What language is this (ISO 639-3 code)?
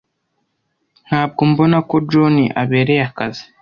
kin